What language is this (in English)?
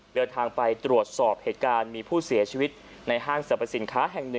Thai